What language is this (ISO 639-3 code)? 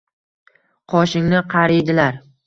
uzb